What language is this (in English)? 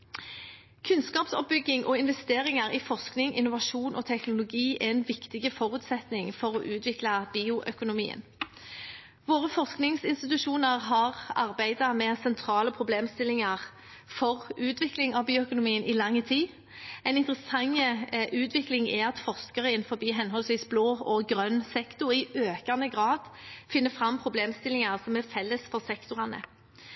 Norwegian Bokmål